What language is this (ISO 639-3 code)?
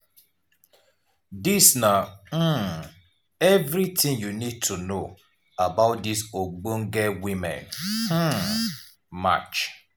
pcm